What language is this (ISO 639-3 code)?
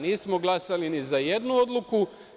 srp